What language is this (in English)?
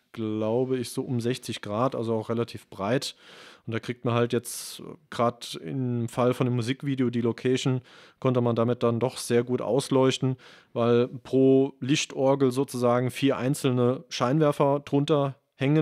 German